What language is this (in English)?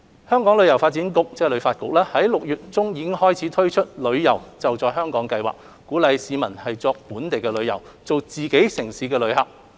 Cantonese